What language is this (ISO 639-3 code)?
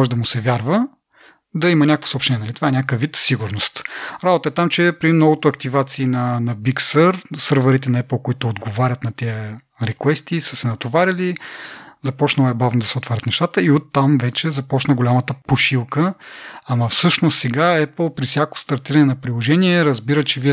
bul